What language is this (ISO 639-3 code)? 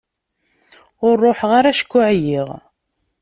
kab